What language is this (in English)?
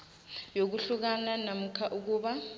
South Ndebele